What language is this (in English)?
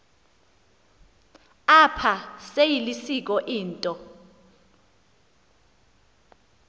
Xhosa